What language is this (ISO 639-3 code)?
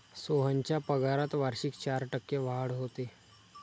mar